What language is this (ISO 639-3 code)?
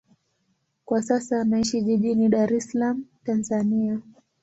swa